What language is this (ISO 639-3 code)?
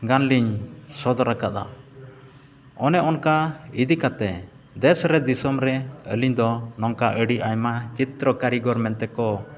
sat